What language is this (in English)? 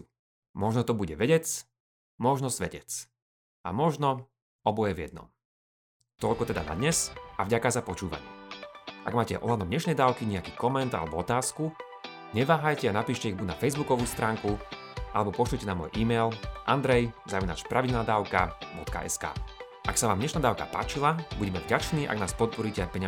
Slovak